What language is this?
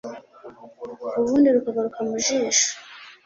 Kinyarwanda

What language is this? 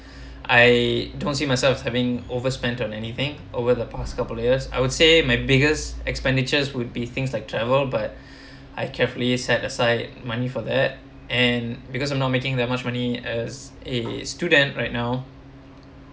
English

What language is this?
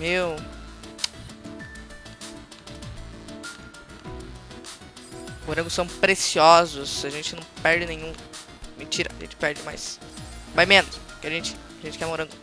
Portuguese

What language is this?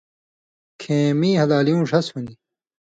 Indus Kohistani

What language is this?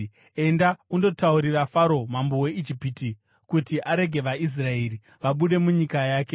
Shona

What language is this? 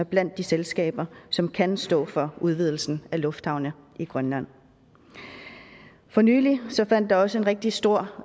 Danish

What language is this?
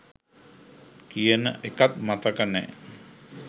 Sinhala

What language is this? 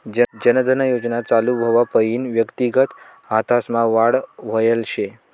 Marathi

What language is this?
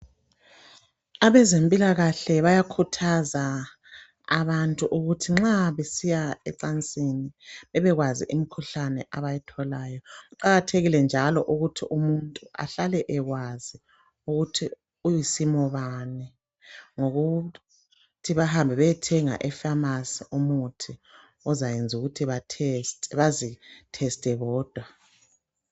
North Ndebele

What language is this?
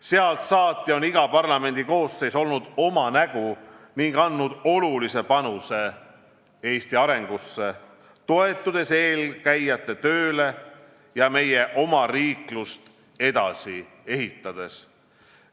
Estonian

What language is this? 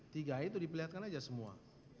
Indonesian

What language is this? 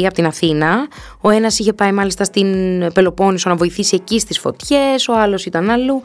Greek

